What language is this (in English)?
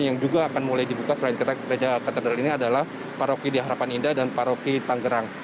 Indonesian